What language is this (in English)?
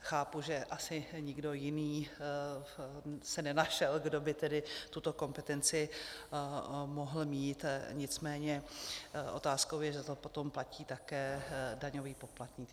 Czech